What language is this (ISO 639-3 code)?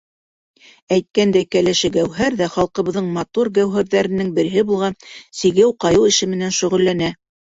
bak